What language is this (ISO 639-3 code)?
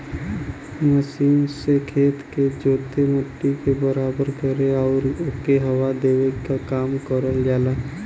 bho